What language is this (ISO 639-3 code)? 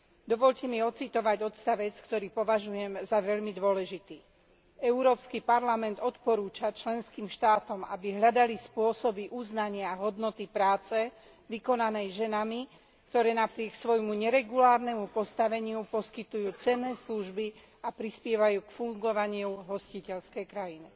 slk